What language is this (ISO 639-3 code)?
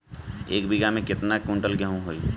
bho